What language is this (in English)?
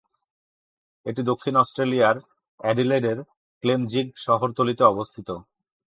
Bangla